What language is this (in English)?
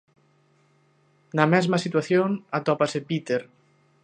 Galician